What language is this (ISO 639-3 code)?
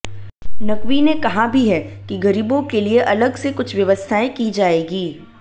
hin